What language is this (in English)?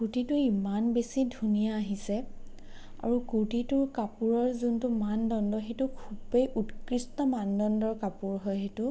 Assamese